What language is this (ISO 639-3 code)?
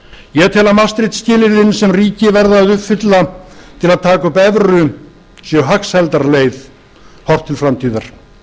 isl